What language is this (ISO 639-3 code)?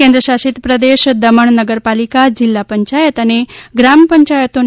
guj